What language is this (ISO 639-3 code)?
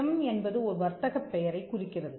tam